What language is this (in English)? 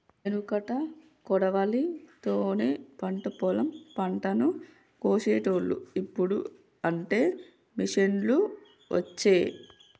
Telugu